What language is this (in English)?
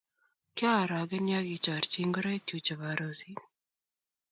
Kalenjin